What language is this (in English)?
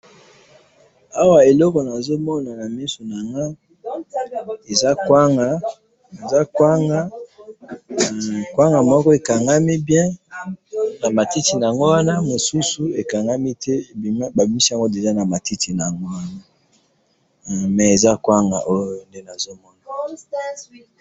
Lingala